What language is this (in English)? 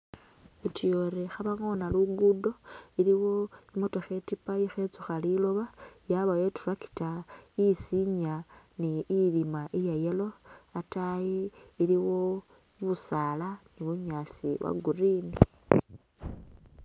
Masaaba